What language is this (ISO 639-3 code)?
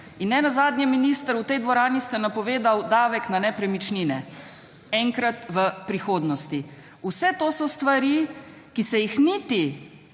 slv